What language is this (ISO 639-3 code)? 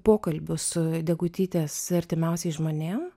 lit